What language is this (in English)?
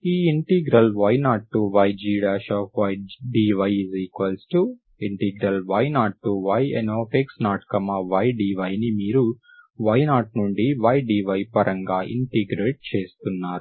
Telugu